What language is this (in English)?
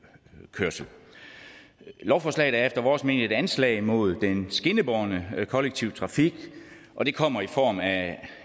Danish